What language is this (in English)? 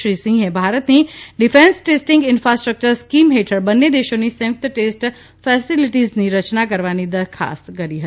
Gujarati